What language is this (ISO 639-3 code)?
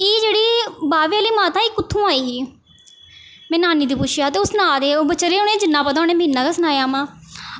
doi